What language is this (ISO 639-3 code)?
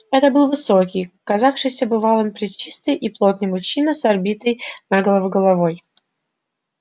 rus